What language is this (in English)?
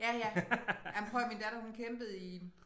Danish